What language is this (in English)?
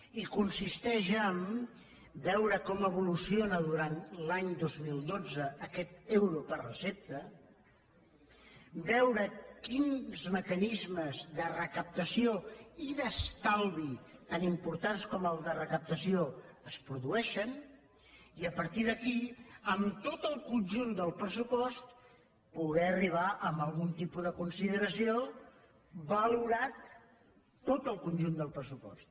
Catalan